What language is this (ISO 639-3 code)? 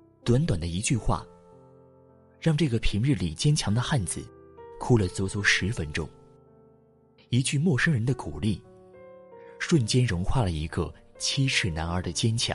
zho